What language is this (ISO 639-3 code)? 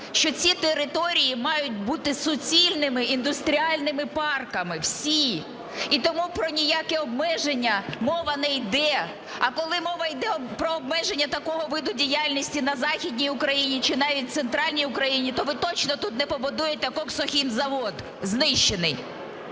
ukr